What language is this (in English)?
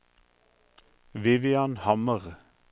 Norwegian